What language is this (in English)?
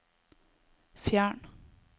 Norwegian